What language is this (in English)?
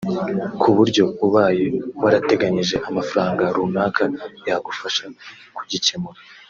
Kinyarwanda